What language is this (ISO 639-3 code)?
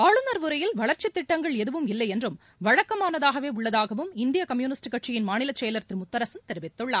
tam